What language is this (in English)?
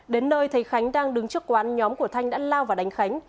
Vietnamese